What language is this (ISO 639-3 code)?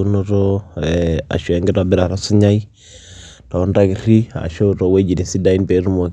mas